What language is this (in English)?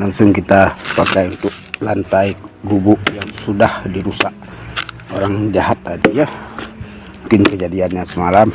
Indonesian